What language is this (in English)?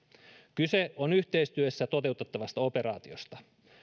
Finnish